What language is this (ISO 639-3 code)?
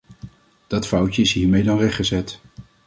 nld